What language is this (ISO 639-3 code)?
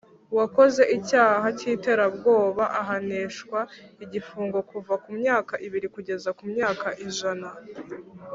kin